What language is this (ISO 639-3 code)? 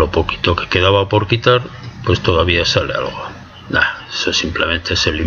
spa